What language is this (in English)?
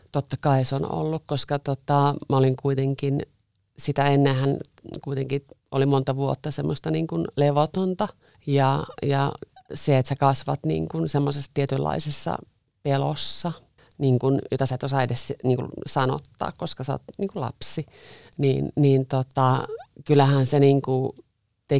Finnish